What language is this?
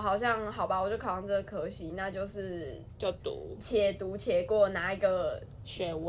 Chinese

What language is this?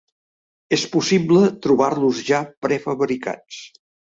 Catalan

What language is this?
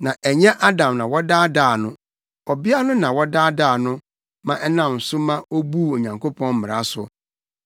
Akan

